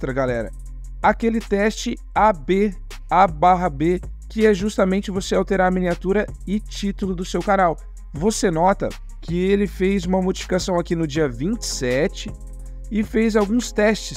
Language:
Portuguese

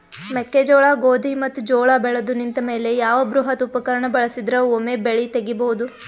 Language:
Kannada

